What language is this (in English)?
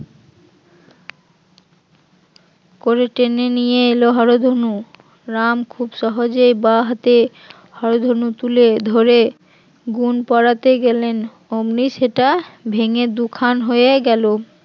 Bangla